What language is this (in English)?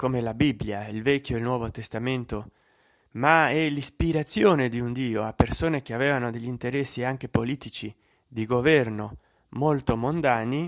Italian